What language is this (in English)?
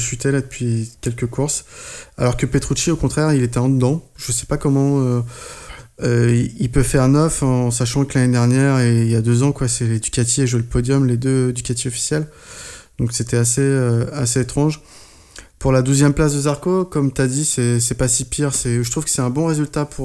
French